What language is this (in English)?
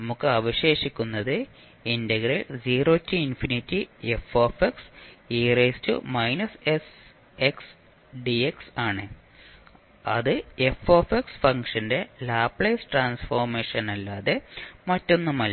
Malayalam